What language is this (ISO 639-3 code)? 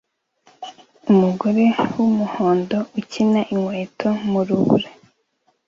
kin